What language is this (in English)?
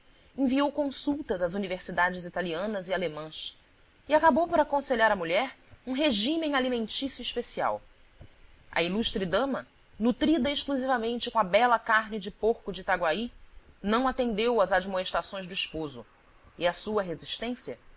Portuguese